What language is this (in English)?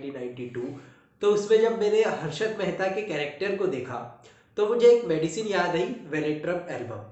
Hindi